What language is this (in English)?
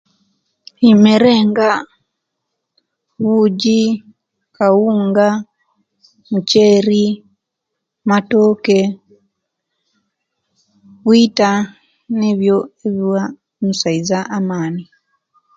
Kenyi